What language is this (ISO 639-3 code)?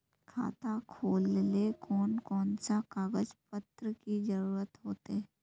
mag